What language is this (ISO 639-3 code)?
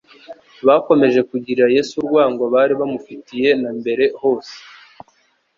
kin